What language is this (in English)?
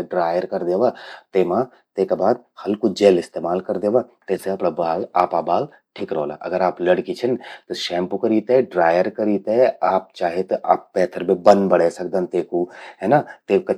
Garhwali